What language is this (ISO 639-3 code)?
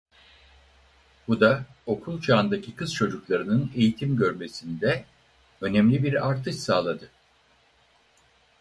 tur